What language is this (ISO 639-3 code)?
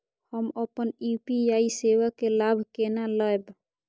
mai